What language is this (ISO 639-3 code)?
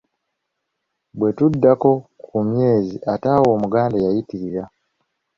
lug